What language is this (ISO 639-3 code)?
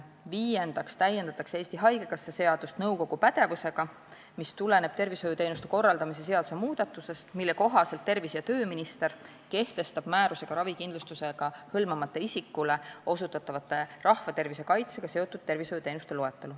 est